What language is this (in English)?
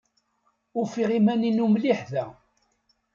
Kabyle